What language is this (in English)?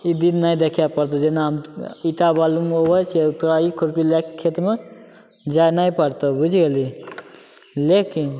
Maithili